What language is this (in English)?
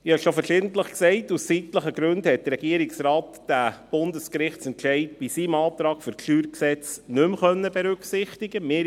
Swiss German